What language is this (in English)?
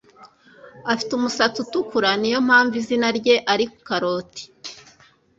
Kinyarwanda